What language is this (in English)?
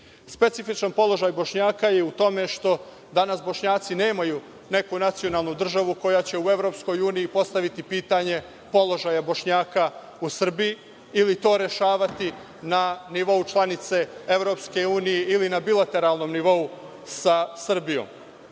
Serbian